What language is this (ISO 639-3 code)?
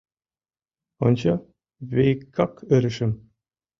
chm